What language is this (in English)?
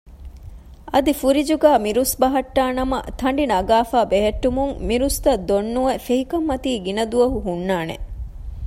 Divehi